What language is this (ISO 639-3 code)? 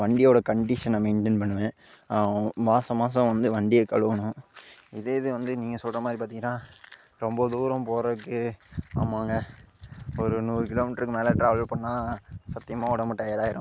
tam